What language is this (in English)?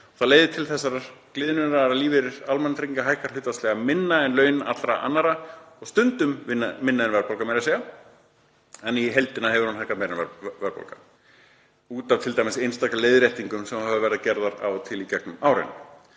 Icelandic